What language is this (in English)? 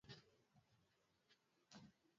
Swahili